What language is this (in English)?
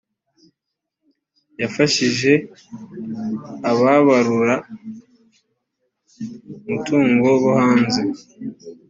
Kinyarwanda